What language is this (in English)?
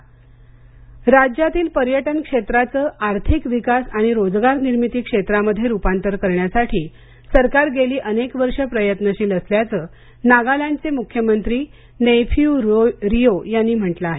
Marathi